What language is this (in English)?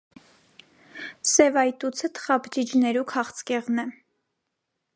Armenian